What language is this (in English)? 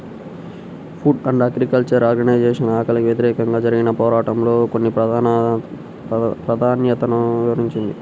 Telugu